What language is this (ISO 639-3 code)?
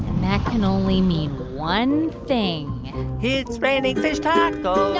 eng